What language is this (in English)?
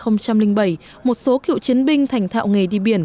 Vietnamese